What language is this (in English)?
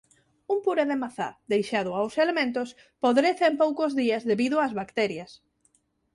Galician